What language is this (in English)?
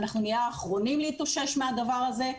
Hebrew